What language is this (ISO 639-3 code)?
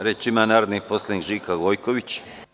srp